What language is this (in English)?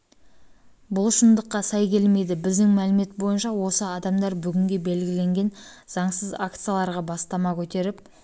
Kazakh